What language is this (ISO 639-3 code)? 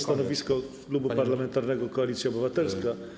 pol